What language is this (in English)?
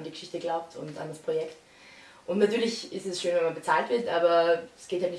German